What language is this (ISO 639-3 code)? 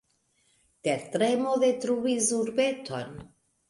epo